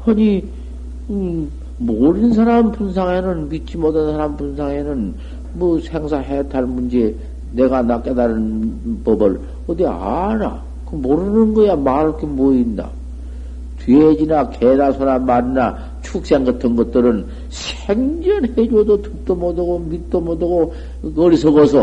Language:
Korean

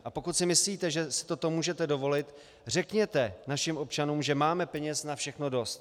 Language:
Czech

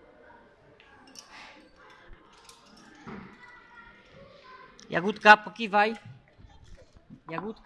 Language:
Polish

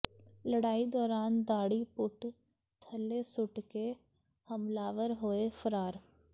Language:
Punjabi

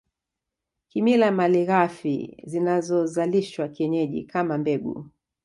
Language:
Swahili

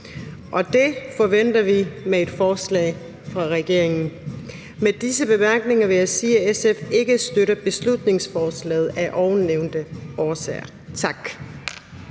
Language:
Danish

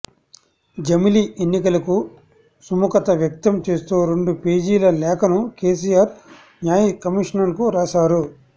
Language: Telugu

